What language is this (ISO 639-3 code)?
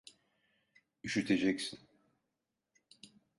tur